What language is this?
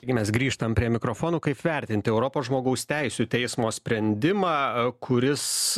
Lithuanian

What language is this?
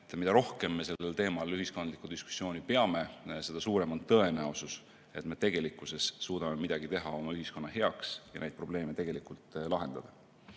Estonian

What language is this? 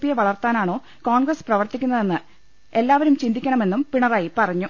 Malayalam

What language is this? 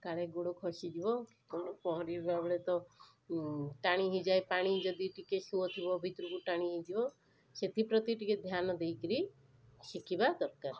Odia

